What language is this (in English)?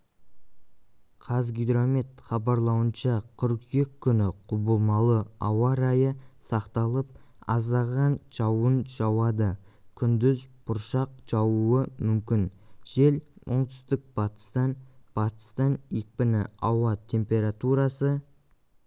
Kazakh